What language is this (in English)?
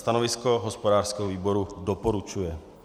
Czech